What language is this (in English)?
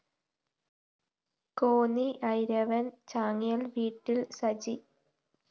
Malayalam